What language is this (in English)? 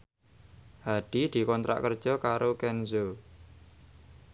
Javanese